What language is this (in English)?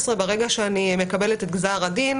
Hebrew